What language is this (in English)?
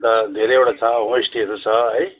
Nepali